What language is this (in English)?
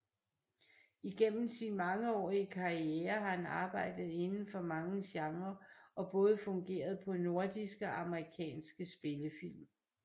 Danish